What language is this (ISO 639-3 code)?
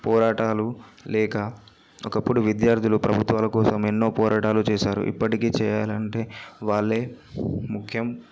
tel